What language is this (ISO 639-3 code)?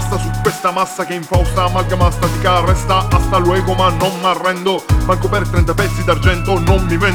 ita